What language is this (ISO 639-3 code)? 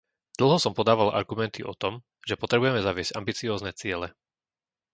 slk